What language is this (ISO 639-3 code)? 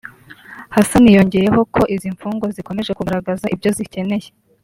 kin